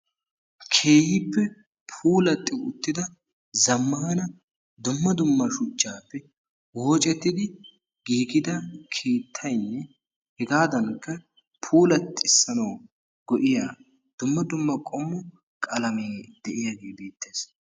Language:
Wolaytta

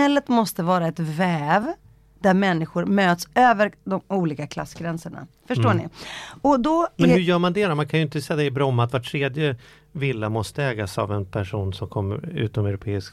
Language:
Swedish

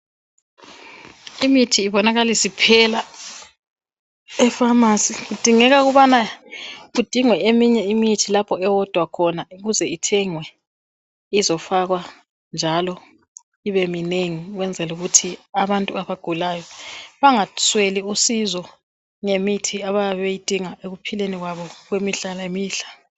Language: North Ndebele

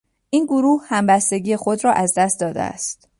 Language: Persian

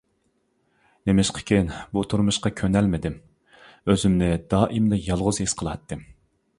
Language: Uyghur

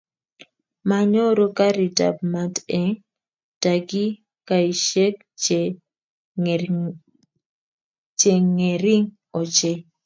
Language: Kalenjin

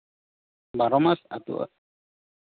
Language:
Santali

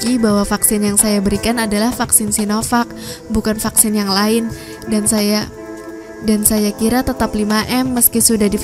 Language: Indonesian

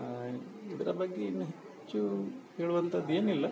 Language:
Kannada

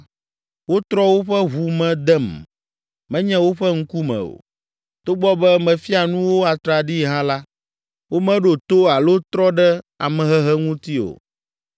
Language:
Ewe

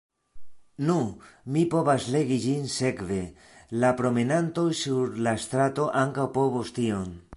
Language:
Esperanto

